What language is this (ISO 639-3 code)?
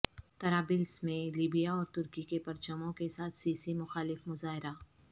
urd